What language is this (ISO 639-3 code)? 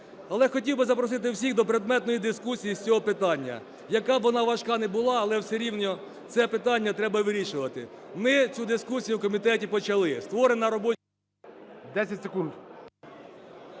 ukr